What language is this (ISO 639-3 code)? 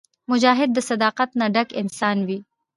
pus